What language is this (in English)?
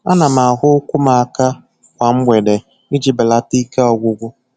Igbo